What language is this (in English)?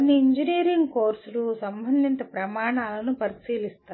Telugu